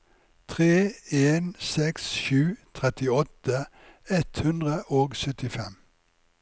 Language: Norwegian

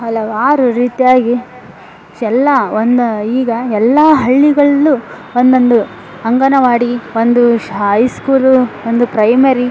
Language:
Kannada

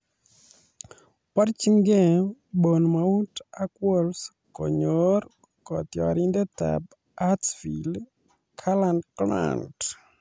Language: Kalenjin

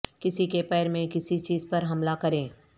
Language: Urdu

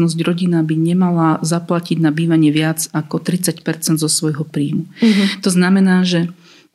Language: Slovak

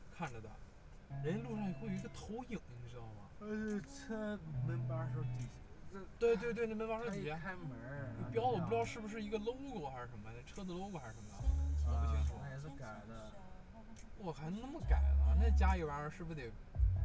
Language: Chinese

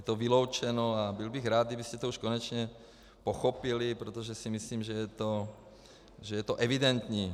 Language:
Czech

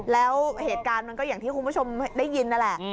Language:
Thai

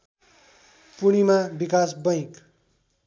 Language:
Nepali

